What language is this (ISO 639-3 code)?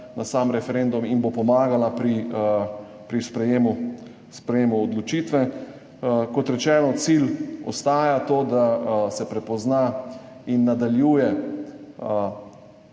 slv